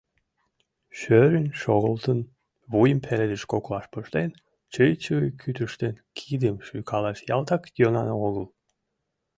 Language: Mari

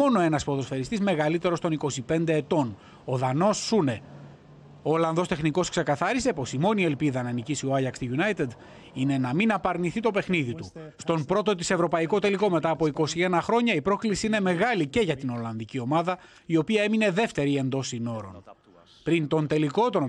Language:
Greek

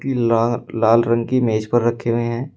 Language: Hindi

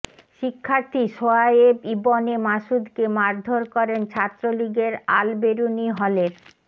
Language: Bangla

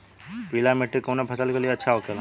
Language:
Bhojpuri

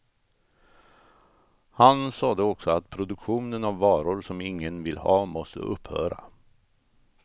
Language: Swedish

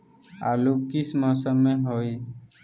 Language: Magahi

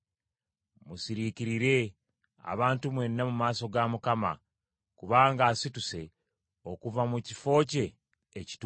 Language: Ganda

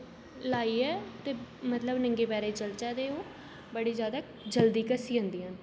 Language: Dogri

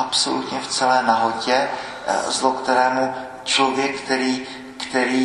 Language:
Czech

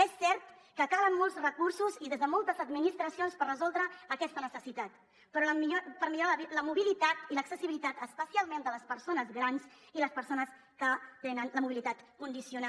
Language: Catalan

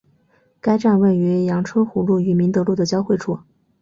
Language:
Chinese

